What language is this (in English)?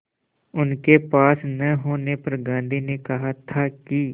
Hindi